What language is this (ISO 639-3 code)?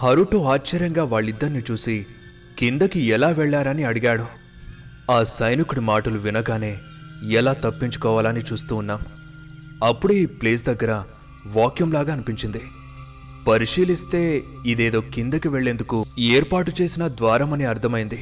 tel